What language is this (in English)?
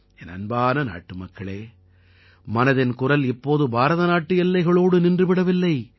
Tamil